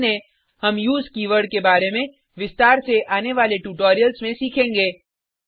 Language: Hindi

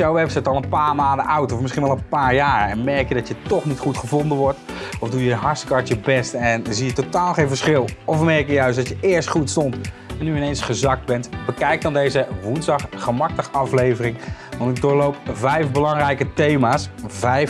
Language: Dutch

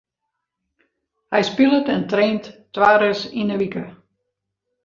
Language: Western Frisian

